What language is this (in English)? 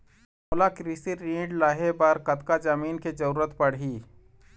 Chhattisgarhi